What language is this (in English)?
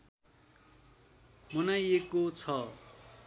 Nepali